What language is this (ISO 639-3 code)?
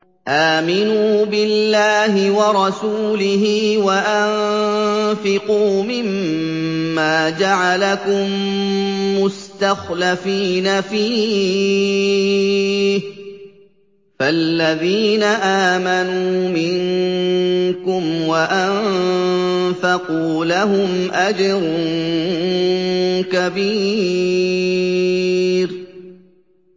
ara